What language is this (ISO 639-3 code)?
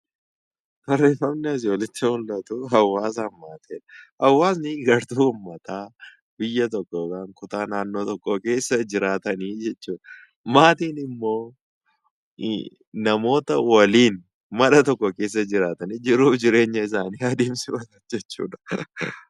orm